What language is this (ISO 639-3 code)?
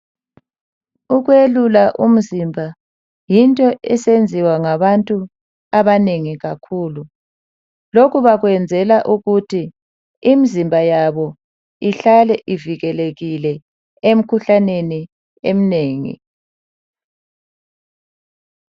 nde